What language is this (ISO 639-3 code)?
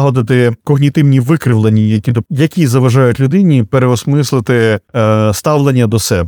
ukr